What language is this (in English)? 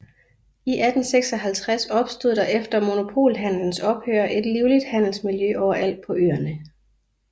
Danish